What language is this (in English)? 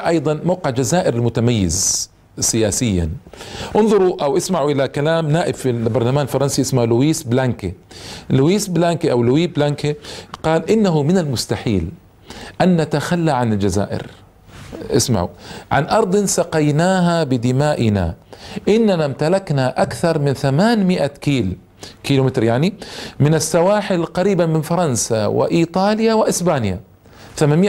Arabic